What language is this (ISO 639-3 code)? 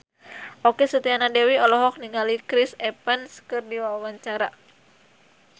sun